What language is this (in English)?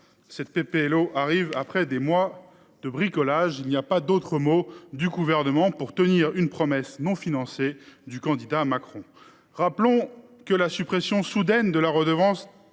French